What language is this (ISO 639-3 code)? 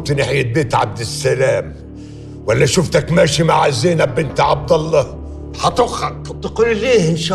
ara